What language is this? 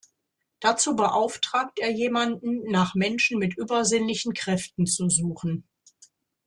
German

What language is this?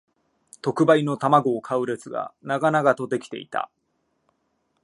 Japanese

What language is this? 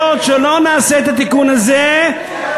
Hebrew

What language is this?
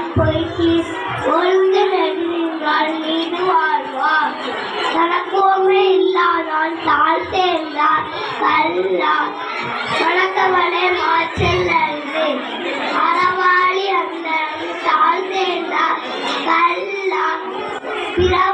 Arabic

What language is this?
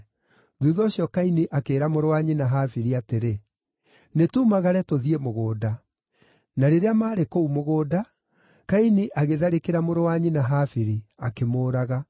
Kikuyu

